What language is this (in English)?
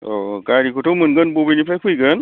Bodo